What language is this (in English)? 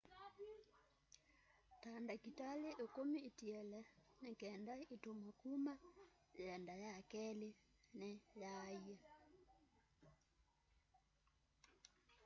Kamba